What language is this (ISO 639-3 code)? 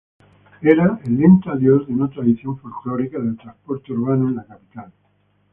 spa